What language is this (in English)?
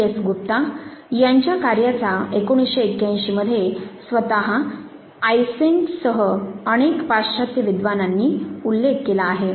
Marathi